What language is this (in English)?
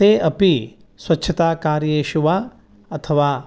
Sanskrit